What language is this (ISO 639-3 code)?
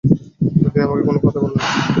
ben